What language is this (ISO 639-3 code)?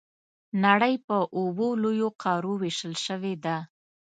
pus